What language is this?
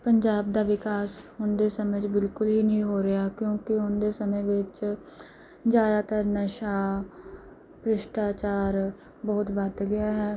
Punjabi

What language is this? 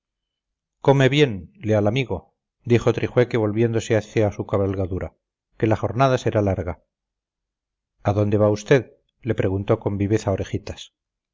Spanish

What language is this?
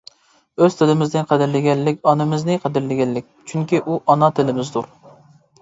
Uyghur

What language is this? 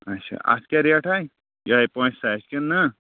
Kashmiri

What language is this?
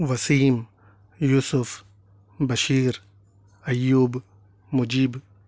Urdu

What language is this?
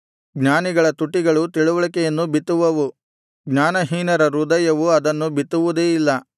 Kannada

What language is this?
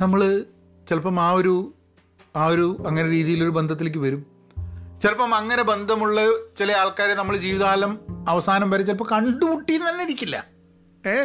Malayalam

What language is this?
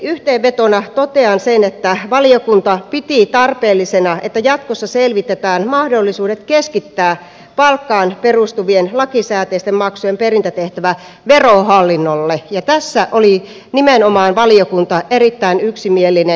Finnish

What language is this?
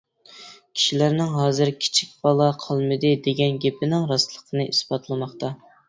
Uyghur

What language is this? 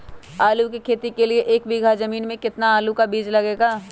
Magahi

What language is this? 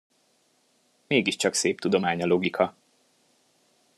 Hungarian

